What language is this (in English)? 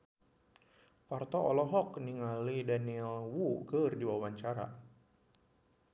Sundanese